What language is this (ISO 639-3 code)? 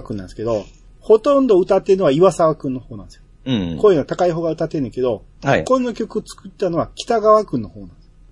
jpn